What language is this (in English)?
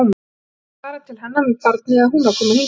Icelandic